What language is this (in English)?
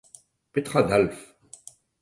Breton